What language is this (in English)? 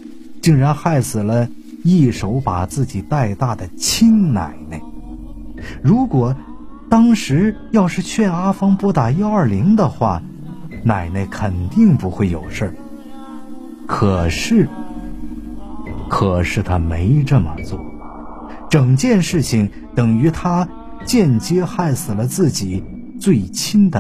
Chinese